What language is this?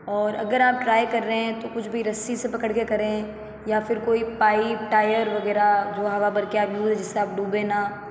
Hindi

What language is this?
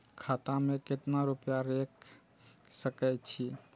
Maithili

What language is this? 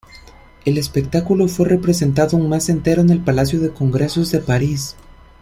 Spanish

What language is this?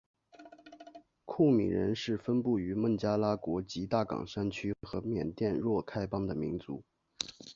Chinese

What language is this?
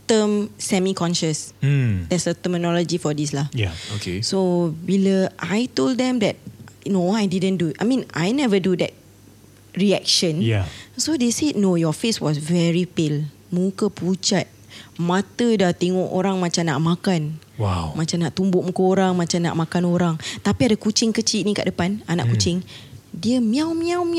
Malay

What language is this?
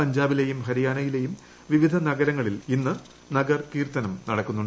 Malayalam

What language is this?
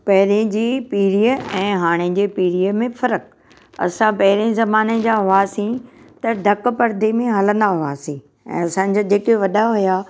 Sindhi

